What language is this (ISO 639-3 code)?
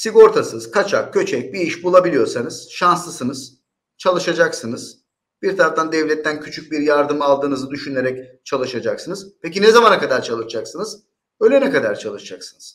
tur